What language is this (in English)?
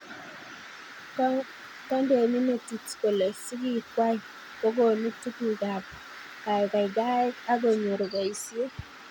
Kalenjin